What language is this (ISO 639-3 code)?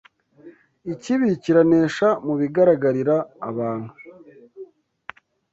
kin